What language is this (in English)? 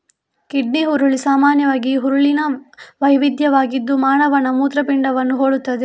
Kannada